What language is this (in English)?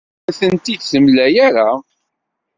Kabyle